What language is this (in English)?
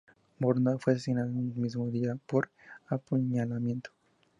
Spanish